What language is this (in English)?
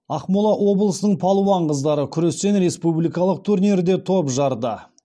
Kazakh